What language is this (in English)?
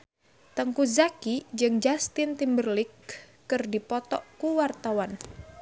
Sundanese